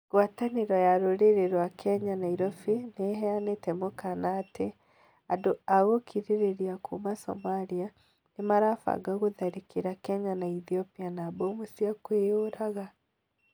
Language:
Kikuyu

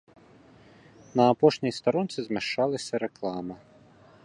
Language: Belarusian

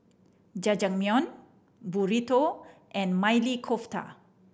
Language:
English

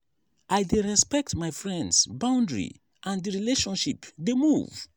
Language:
Nigerian Pidgin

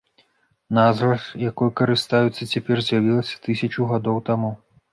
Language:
Belarusian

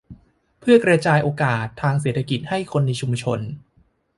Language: Thai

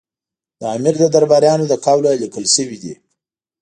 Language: Pashto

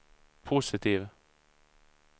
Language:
Swedish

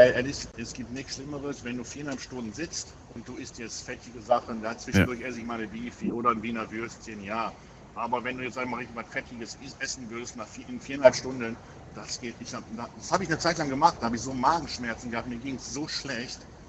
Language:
German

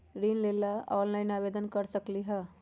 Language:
Magahi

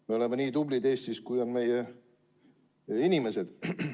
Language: Estonian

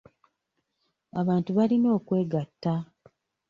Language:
Ganda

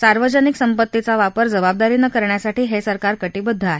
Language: Marathi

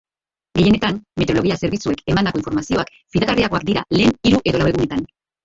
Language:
Basque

